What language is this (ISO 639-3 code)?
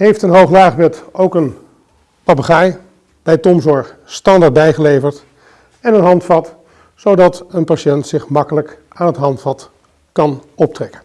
nld